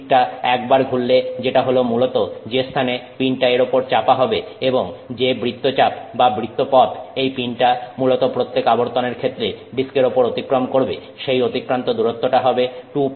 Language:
Bangla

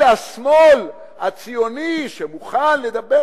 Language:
Hebrew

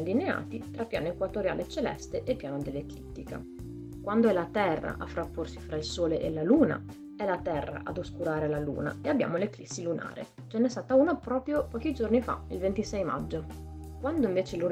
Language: Italian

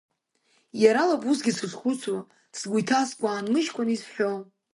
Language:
Abkhazian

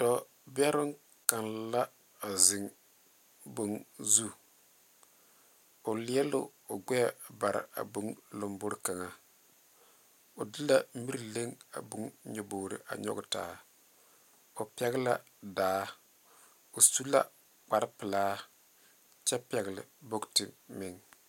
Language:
Southern Dagaare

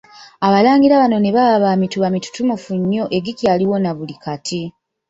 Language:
Ganda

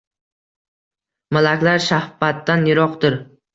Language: Uzbek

